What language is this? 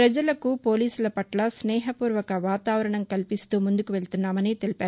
Telugu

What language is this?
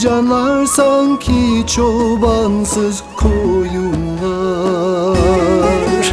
Turkish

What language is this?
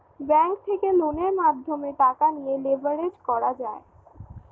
Bangla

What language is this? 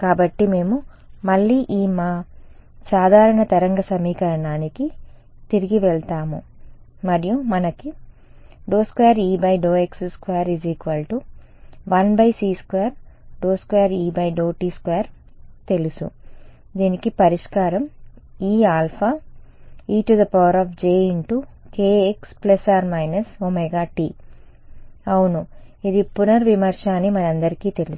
Telugu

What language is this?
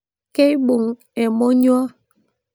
Masai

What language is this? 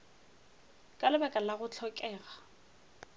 Northern Sotho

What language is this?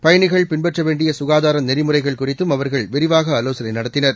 Tamil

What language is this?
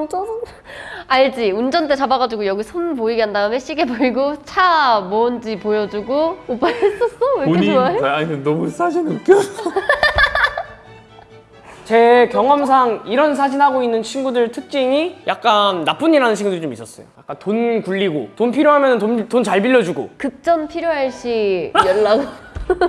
Korean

